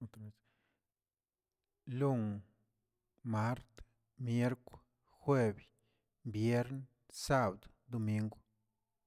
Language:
Tilquiapan Zapotec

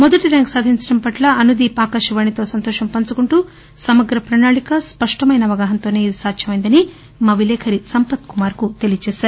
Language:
Telugu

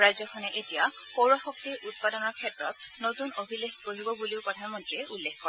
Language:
Assamese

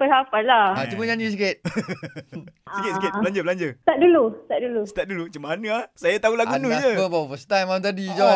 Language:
Malay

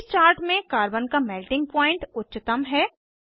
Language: Hindi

